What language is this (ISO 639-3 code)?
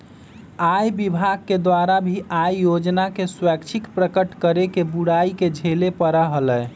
mag